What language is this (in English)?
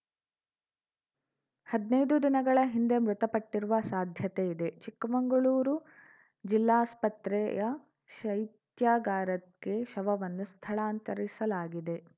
Kannada